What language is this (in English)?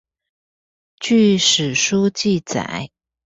Chinese